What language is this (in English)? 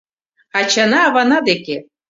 Mari